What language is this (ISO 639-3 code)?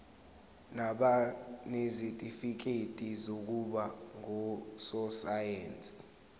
zul